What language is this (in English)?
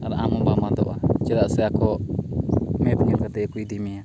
Santali